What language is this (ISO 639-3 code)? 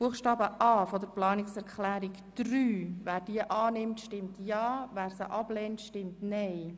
gsw